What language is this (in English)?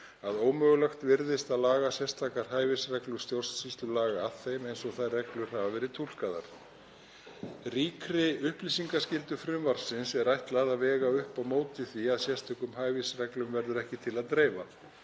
Icelandic